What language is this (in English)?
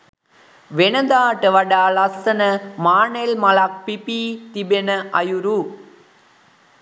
Sinhala